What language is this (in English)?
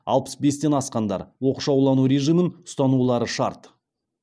Kazakh